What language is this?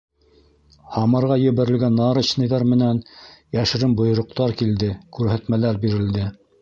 Bashkir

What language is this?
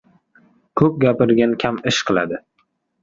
Uzbek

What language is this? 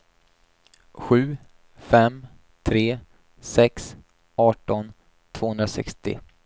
Swedish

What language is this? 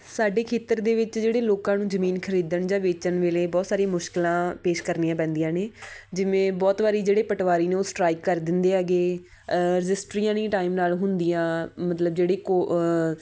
Punjabi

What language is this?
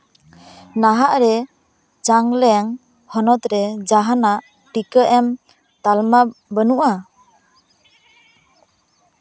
Santali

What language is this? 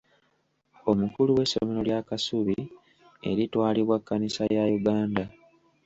Ganda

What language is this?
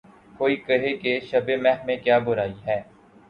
Urdu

